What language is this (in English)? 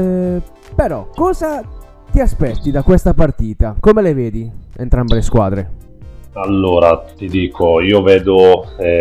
Italian